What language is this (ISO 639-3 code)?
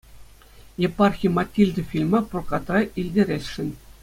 chv